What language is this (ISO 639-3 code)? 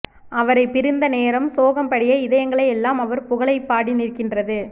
tam